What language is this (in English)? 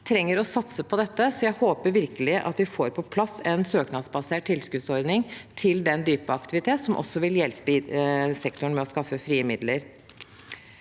Norwegian